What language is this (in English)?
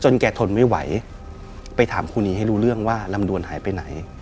Thai